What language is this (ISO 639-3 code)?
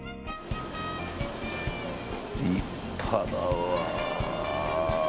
jpn